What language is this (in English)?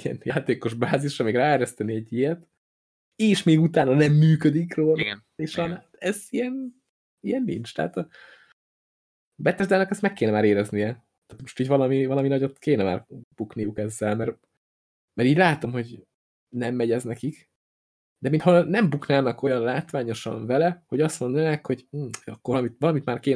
Hungarian